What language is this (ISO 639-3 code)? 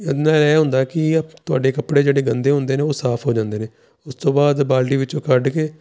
pan